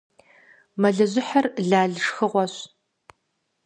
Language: Kabardian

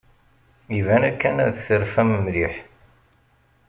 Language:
Kabyle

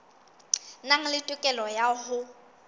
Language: Southern Sotho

